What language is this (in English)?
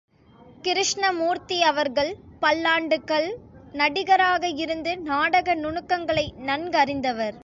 Tamil